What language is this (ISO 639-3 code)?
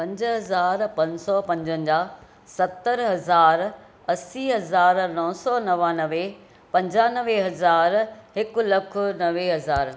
snd